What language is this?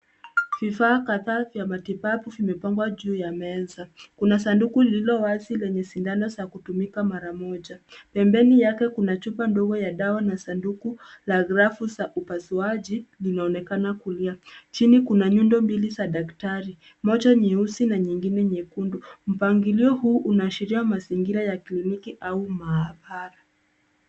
Swahili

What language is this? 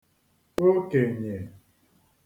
Igbo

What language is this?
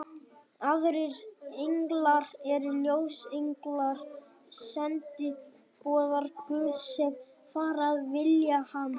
Icelandic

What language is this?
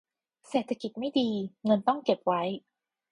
Thai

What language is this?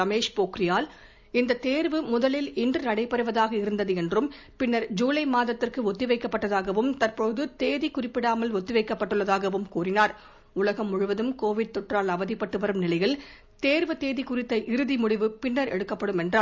Tamil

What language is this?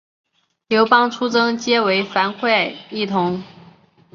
Chinese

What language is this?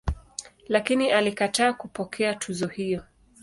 Swahili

